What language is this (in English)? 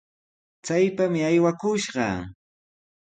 Sihuas Ancash Quechua